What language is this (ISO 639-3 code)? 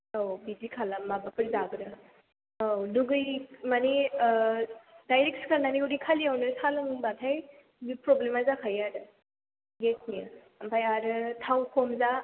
brx